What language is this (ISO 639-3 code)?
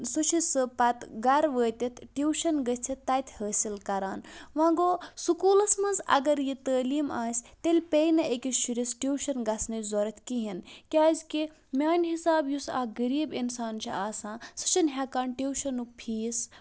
kas